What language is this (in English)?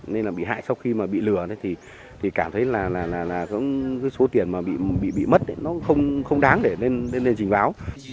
Vietnamese